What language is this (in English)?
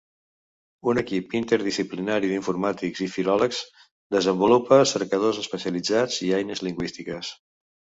Catalan